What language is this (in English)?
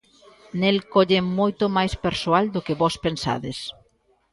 Galician